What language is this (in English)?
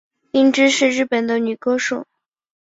Chinese